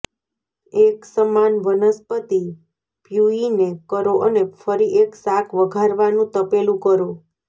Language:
Gujarati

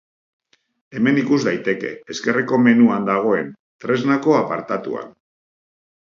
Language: Basque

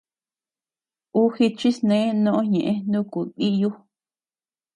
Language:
Tepeuxila Cuicatec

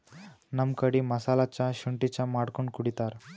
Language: Kannada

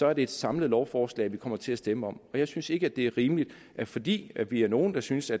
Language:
Danish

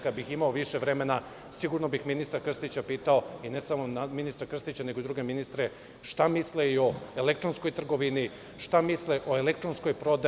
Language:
Serbian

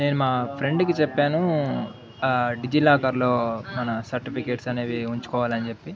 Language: Telugu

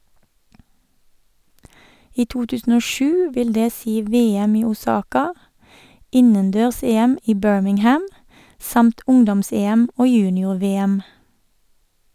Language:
Norwegian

